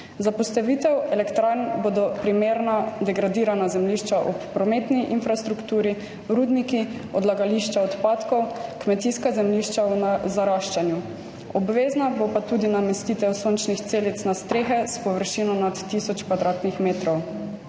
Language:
Slovenian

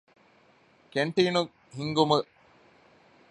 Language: Divehi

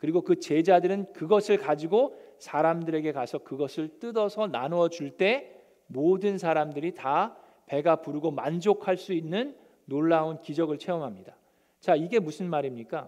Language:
Korean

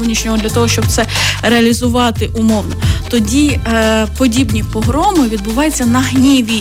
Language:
Ukrainian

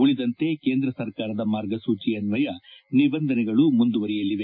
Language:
Kannada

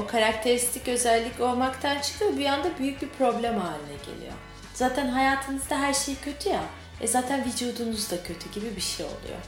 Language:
Turkish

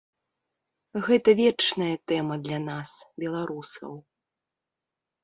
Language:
Belarusian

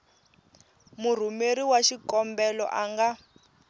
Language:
Tsonga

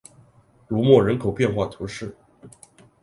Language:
Chinese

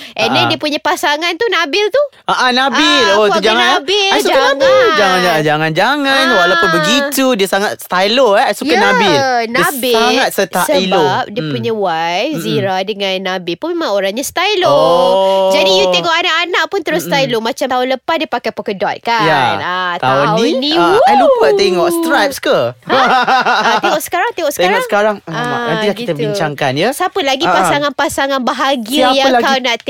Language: Malay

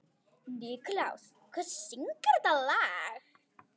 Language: Icelandic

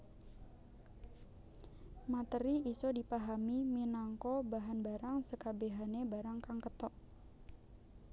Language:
Javanese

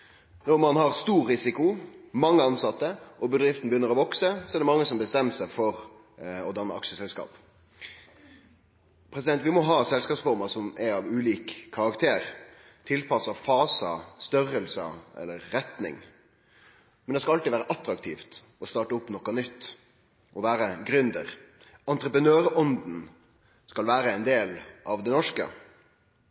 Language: Norwegian Nynorsk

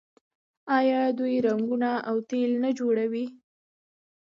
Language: Pashto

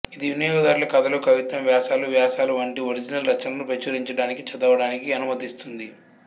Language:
Telugu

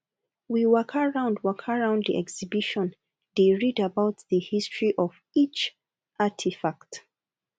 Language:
Nigerian Pidgin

